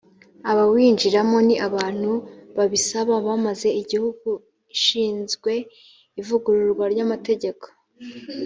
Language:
Kinyarwanda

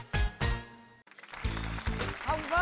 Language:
Vietnamese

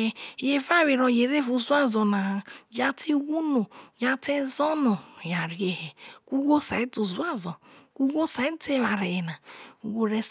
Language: Isoko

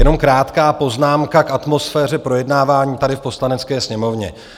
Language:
Czech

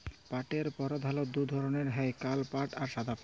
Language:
Bangla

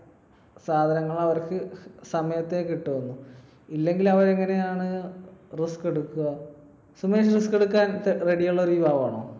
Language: Malayalam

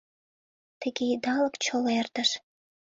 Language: Mari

